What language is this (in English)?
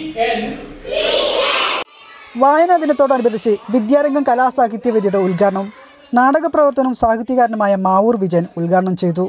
Italian